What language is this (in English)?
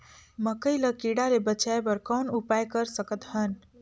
Chhattisgarhi